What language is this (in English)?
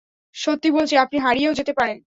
Bangla